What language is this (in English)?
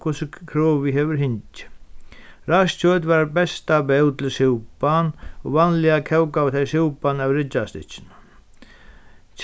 Faroese